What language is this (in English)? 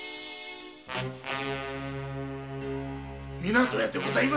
Japanese